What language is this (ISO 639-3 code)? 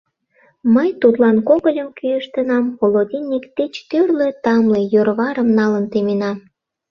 chm